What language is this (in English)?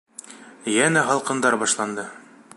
Bashkir